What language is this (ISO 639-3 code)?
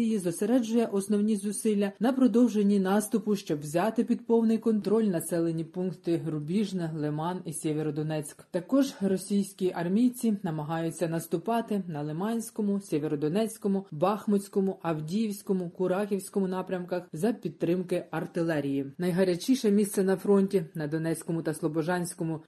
ukr